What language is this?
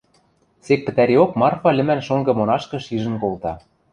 Western Mari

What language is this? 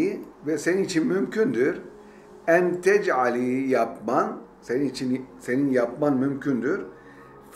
Turkish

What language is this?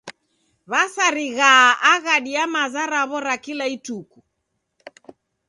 Taita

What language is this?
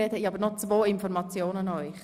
Swiss German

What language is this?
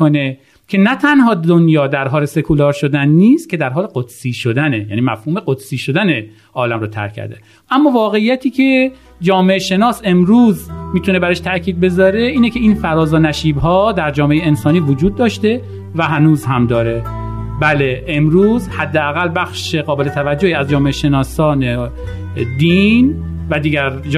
Persian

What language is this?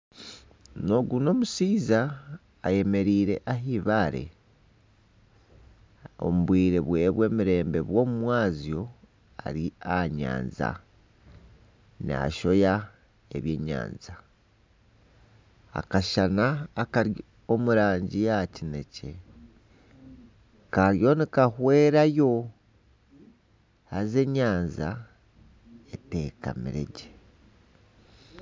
Nyankole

